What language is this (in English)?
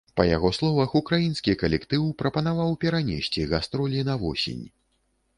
Belarusian